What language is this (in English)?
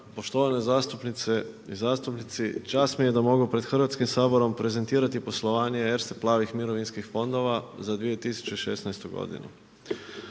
Croatian